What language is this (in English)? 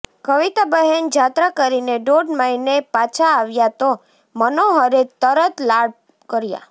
Gujarati